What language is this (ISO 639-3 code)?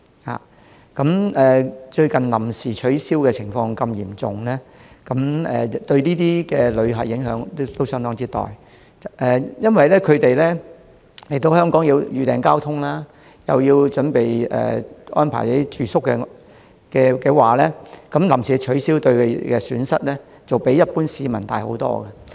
yue